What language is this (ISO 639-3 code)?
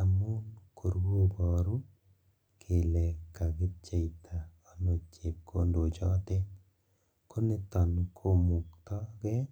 kln